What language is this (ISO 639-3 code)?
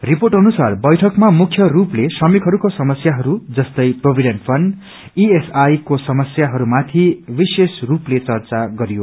nep